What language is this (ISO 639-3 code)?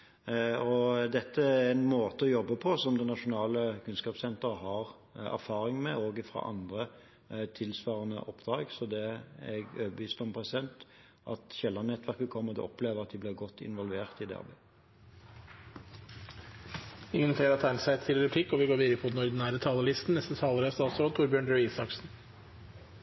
nor